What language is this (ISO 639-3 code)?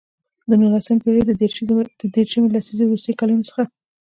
pus